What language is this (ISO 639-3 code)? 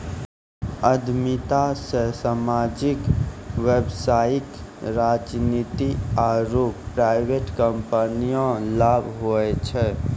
mai